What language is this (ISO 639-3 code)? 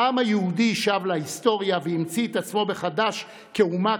heb